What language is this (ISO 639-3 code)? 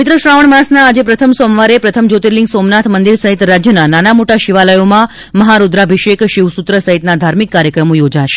guj